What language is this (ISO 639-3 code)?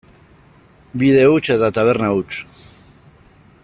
eus